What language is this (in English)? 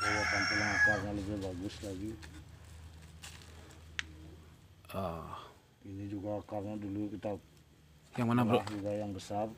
Indonesian